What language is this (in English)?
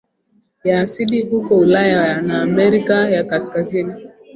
Swahili